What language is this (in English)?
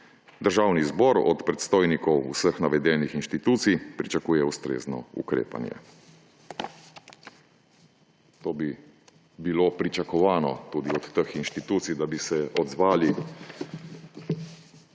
Slovenian